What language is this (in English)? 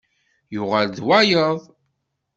Kabyle